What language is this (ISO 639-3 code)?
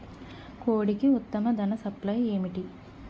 tel